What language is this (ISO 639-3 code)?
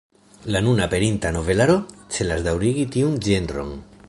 epo